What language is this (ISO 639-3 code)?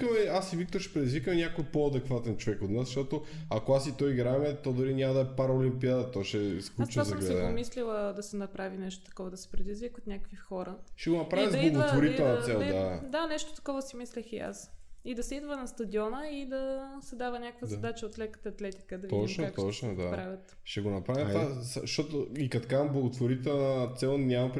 bul